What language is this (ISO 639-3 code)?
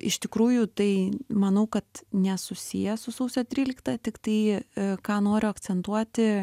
lit